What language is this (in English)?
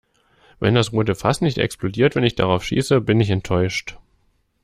German